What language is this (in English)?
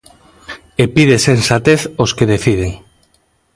Galician